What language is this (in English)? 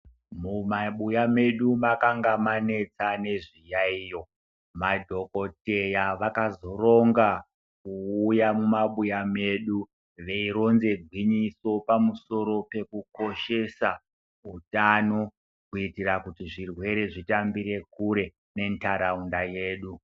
Ndau